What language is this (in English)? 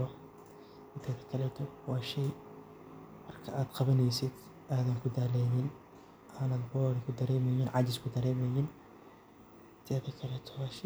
Somali